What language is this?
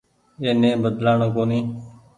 Goaria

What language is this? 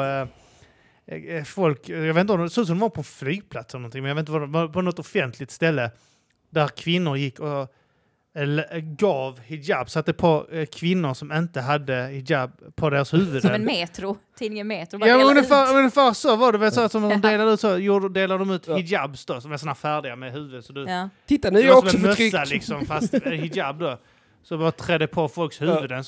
Swedish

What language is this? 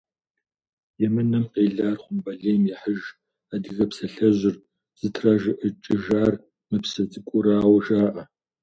Kabardian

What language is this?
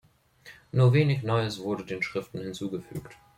German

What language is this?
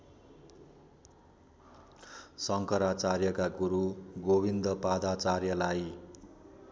Nepali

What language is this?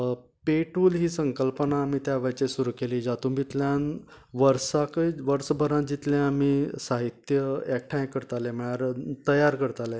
Konkani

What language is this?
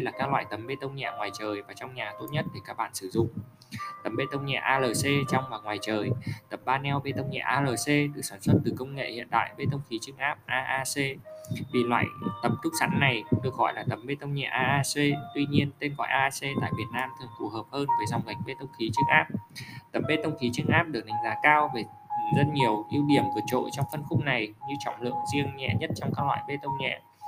Vietnamese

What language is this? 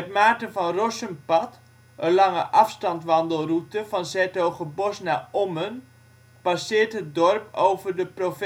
Dutch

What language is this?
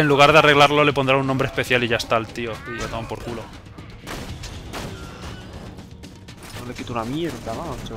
Spanish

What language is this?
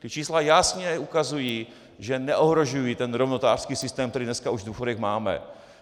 Czech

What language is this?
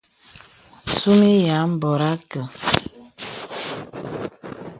Bebele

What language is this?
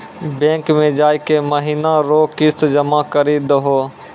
Maithili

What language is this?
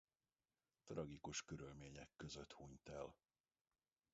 Hungarian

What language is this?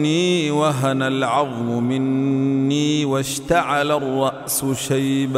Arabic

